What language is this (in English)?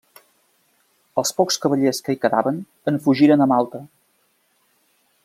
Catalan